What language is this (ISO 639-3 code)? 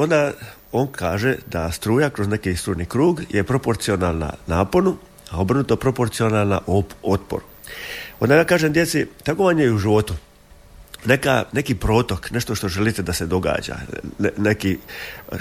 hrv